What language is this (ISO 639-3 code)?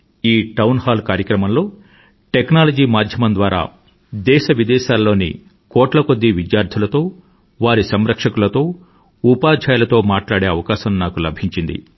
tel